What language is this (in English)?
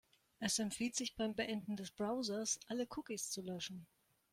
German